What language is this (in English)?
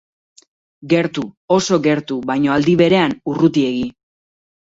Basque